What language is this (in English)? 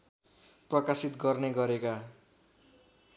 Nepali